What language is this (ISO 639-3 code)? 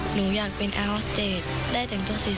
tha